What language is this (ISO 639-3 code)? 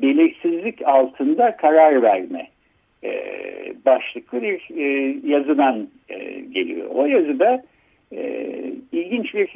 tur